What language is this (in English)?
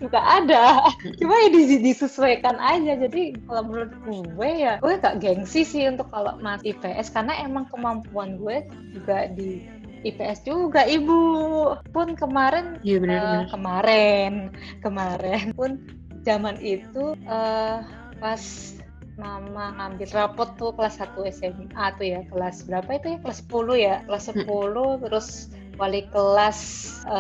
Indonesian